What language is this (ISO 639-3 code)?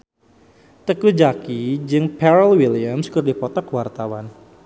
sun